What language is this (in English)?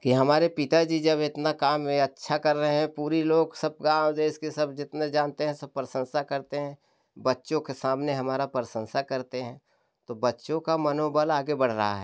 Hindi